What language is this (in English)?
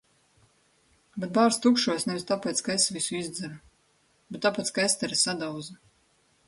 Latvian